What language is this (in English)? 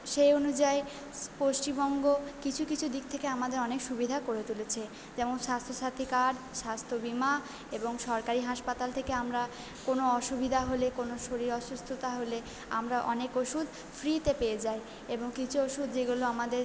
Bangla